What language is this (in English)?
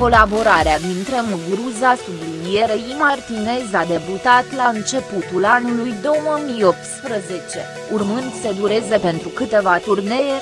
Romanian